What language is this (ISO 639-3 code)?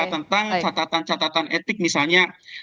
ind